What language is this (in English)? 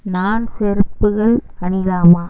Tamil